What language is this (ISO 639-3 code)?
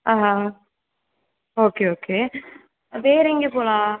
tam